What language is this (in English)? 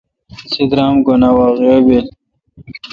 Kalkoti